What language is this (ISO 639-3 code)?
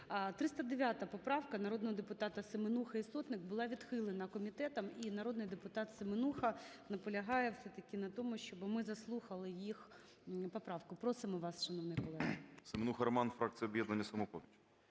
ukr